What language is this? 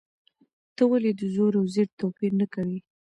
Pashto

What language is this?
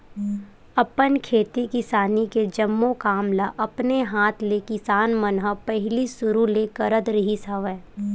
Chhattisgarhi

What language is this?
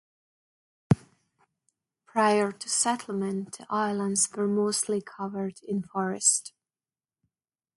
English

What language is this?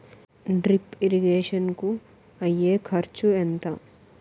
Telugu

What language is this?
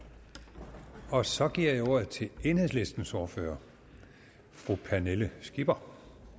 Danish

